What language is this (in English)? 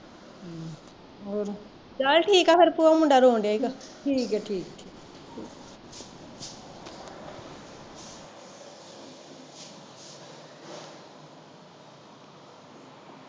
Punjabi